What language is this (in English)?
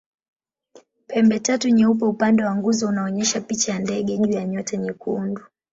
Swahili